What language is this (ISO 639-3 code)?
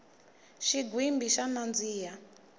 tso